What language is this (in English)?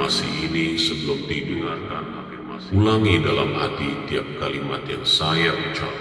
Indonesian